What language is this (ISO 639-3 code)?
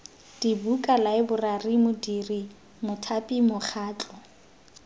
tsn